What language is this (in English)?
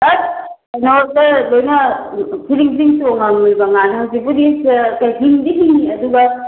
Manipuri